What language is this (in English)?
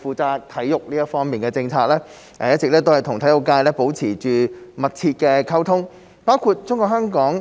Cantonese